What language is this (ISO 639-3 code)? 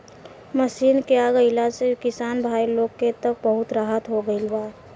bho